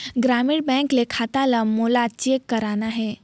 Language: Chhattisgarhi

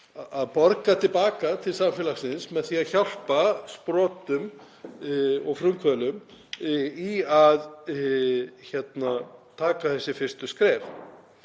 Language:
Icelandic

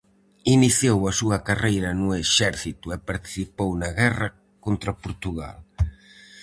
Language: Galician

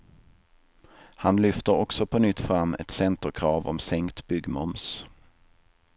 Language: Swedish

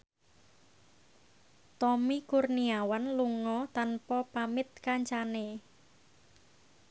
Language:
Javanese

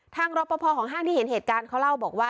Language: Thai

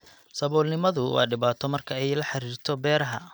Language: Somali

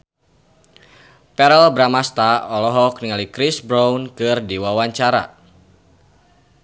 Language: Sundanese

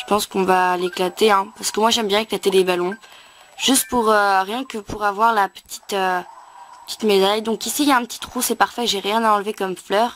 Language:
French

